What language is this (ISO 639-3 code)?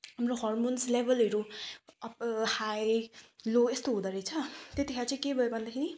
nep